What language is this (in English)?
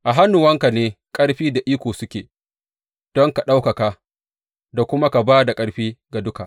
Hausa